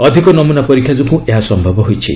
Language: Odia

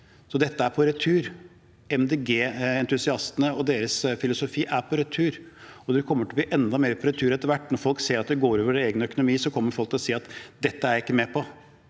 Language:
Norwegian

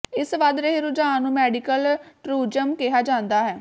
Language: Punjabi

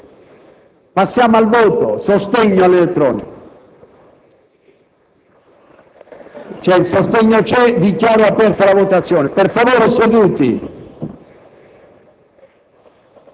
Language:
Italian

